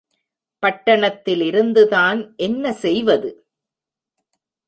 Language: Tamil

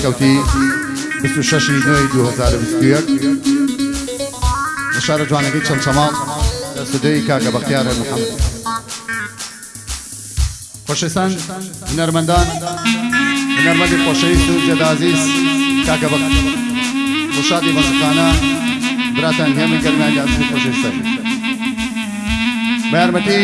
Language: Turkish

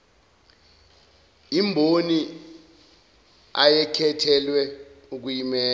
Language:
Zulu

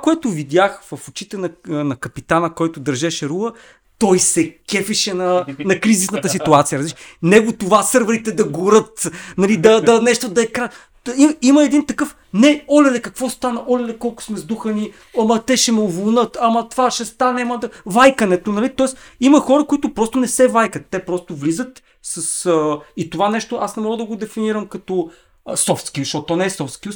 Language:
Bulgarian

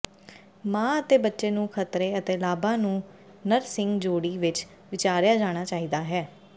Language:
Punjabi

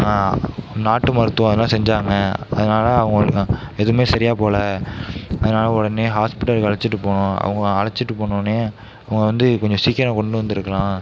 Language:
Tamil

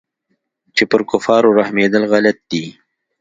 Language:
Pashto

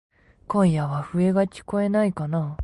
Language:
Japanese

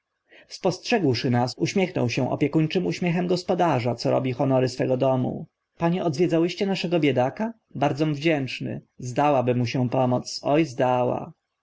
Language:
Polish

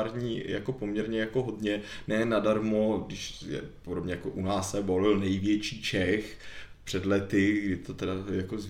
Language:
Czech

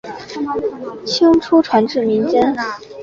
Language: Chinese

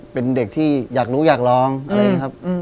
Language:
Thai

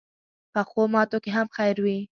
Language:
Pashto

